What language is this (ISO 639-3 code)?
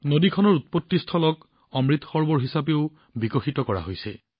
asm